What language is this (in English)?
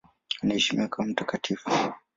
Swahili